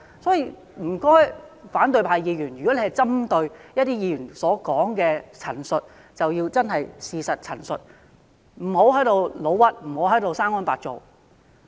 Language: Cantonese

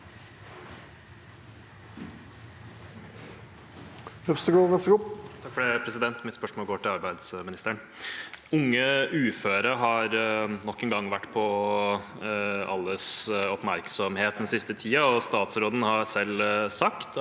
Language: Norwegian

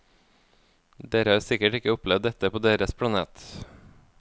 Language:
Norwegian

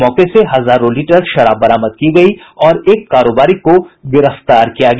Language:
Hindi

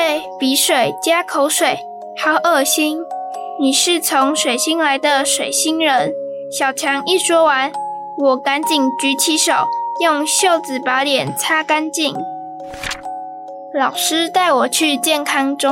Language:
Chinese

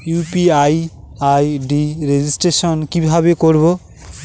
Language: Bangla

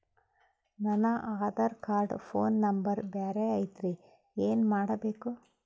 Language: Kannada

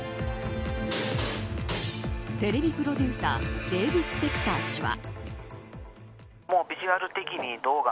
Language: Japanese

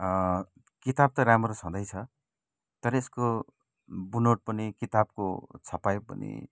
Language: Nepali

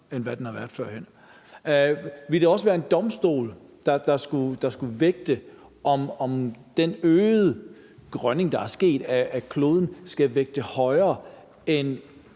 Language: Danish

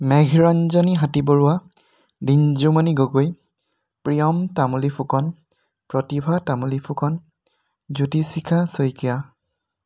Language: Assamese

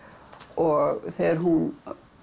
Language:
Icelandic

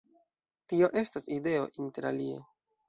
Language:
Esperanto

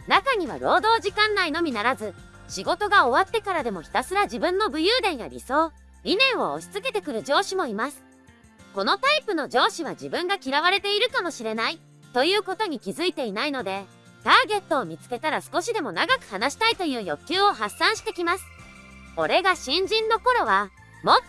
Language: Japanese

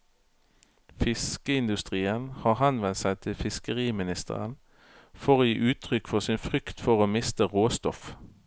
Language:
Norwegian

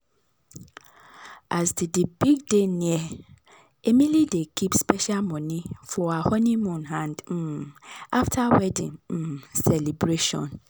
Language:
Nigerian Pidgin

